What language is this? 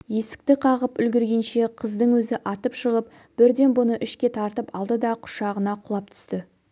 Kazakh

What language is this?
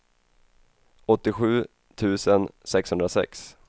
Swedish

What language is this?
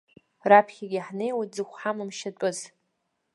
Abkhazian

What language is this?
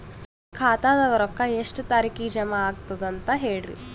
Kannada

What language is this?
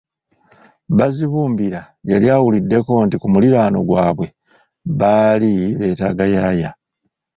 Ganda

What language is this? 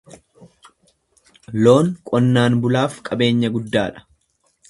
Oromo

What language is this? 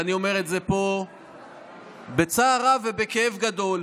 Hebrew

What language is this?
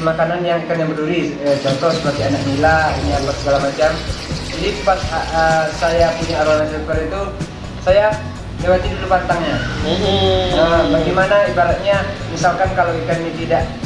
Indonesian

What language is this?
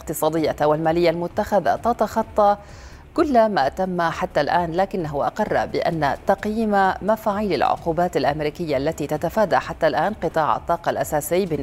Arabic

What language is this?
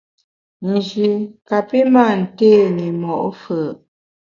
Bamun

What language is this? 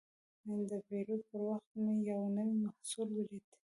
Pashto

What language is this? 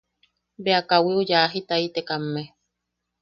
Yaqui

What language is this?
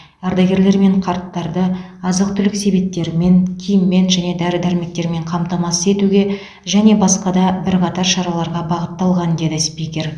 Kazakh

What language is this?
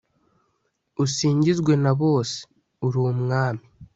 Kinyarwanda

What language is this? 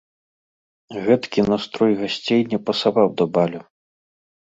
Belarusian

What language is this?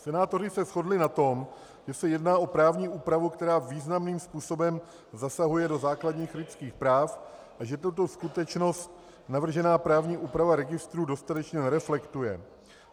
Czech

